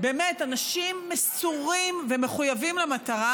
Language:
Hebrew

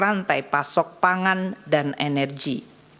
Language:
Indonesian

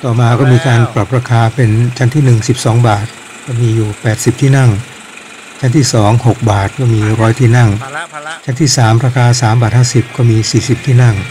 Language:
Thai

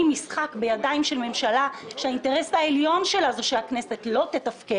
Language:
Hebrew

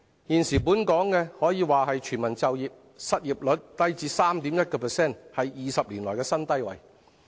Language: Cantonese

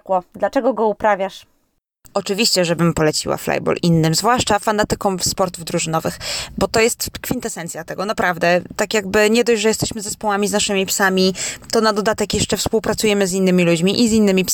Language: Polish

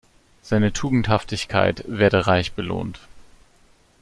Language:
German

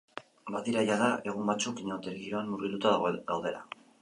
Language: Basque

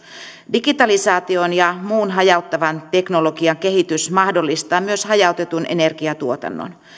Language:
Finnish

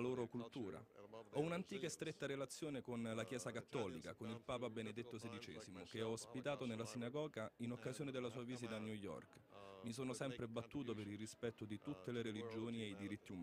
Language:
Italian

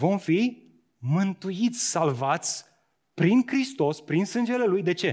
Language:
Romanian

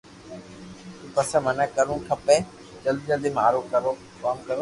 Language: Loarki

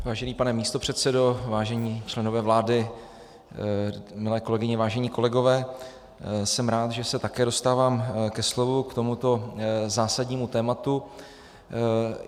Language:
Czech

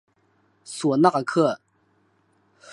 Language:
Chinese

